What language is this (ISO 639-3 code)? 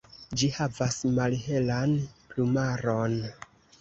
epo